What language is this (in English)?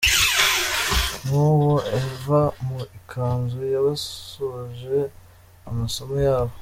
Kinyarwanda